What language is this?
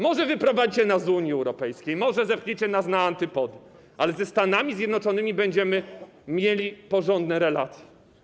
Polish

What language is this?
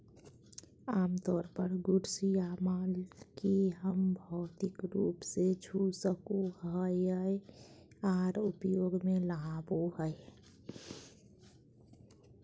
Magahi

